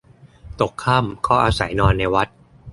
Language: Thai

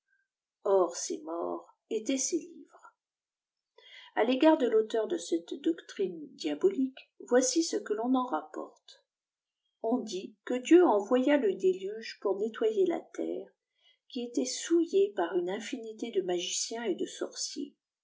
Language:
French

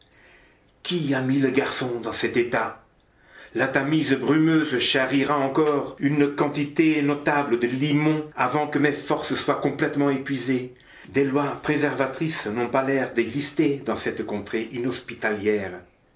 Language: French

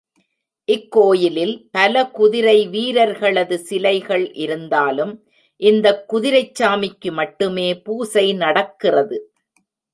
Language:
Tamil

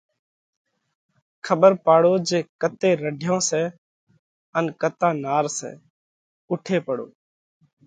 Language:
Parkari Koli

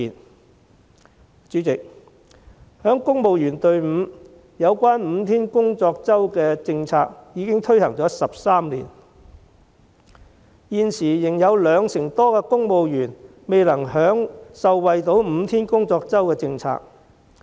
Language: Cantonese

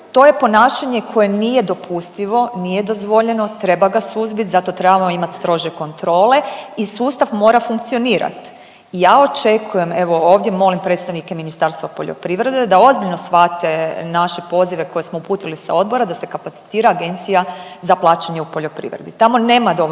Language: Croatian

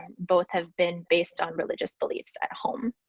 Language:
English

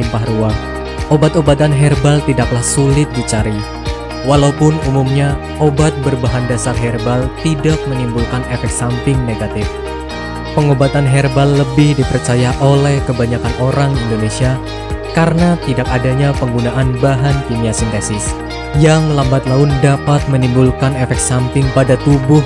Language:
Indonesian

